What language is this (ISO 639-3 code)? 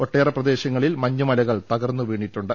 mal